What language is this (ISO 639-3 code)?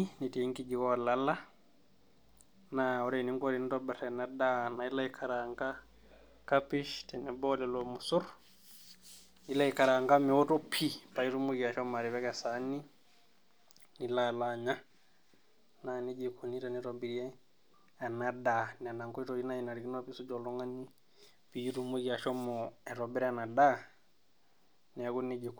mas